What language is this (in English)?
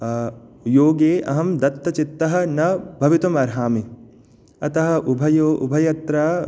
Sanskrit